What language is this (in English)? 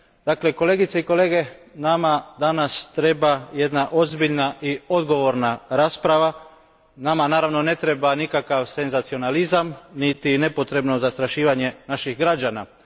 Croatian